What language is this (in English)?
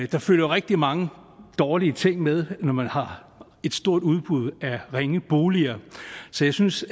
Danish